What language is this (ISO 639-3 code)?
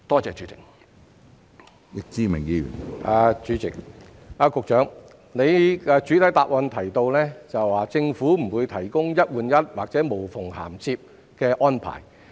yue